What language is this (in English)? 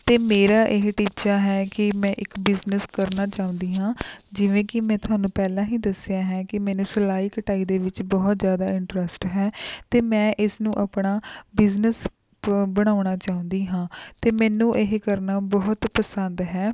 Punjabi